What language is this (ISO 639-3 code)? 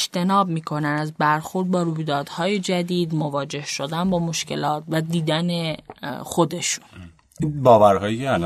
fas